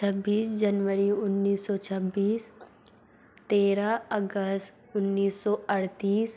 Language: Hindi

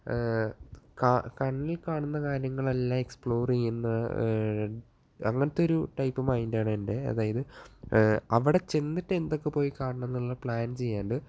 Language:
Malayalam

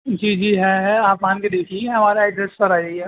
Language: Urdu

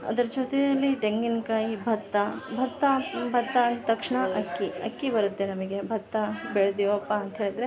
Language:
Kannada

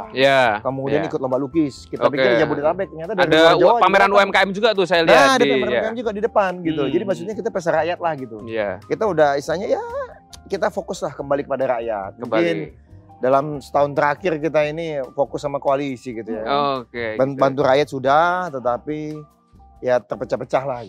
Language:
Indonesian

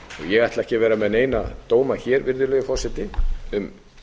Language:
Icelandic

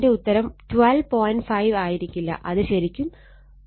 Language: Malayalam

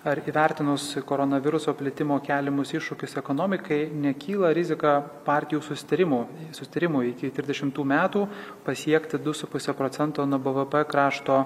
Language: Lithuanian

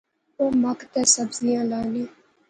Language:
Pahari-Potwari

